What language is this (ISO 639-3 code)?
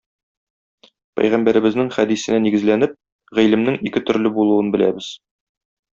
tat